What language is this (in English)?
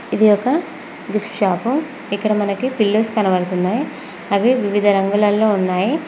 Telugu